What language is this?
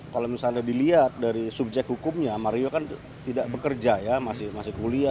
Indonesian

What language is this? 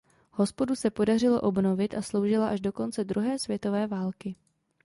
Czech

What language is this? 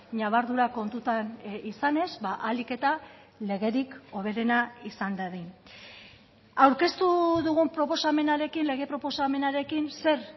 Basque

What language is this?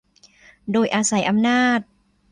Thai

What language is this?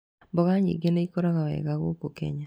Kikuyu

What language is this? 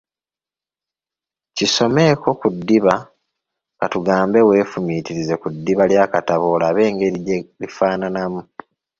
Ganda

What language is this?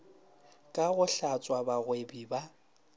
Northern Sotho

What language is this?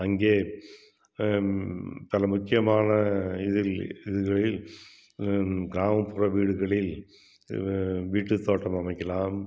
Tamil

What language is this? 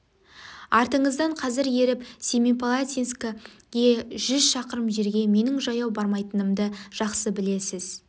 Kazakh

